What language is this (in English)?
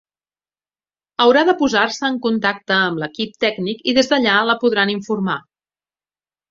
Catalan